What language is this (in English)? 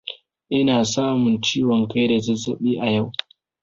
Hausa